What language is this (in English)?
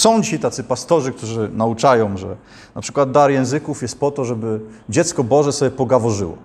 Polish